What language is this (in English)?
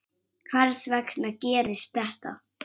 Icelandic